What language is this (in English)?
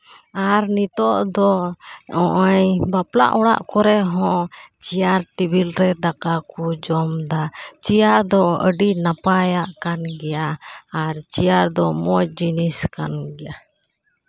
Santali